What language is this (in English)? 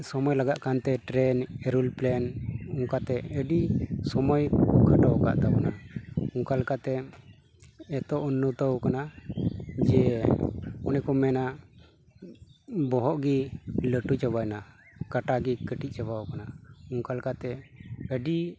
Santali